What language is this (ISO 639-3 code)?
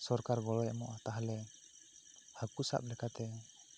sat